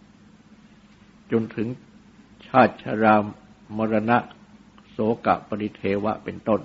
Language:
Thai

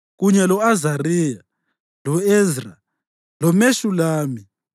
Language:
North Ndebele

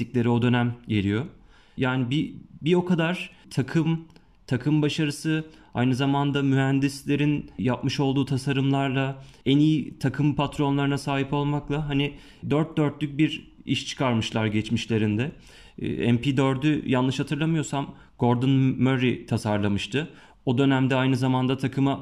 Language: Turkish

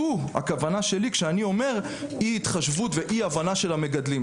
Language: Hebrew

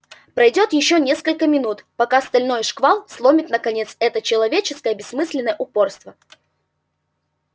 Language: Russian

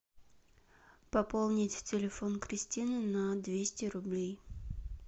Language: Russian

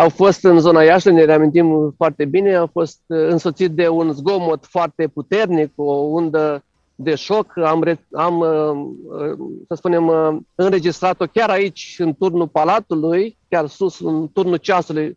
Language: Romanian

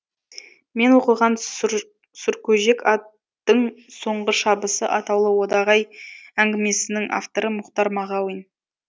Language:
Kazakh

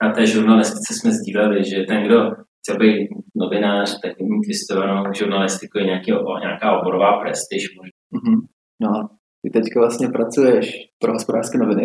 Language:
Czech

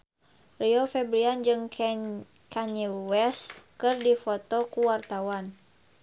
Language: Sundanese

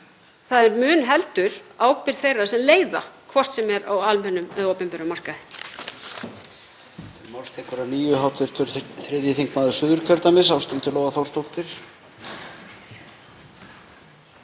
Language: Icelandic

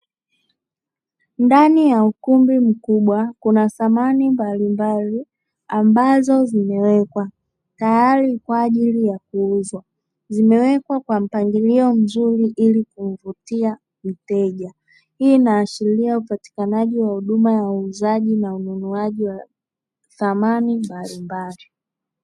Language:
Swahili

